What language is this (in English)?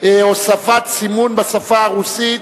Hebrew